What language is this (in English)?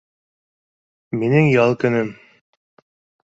Bashkir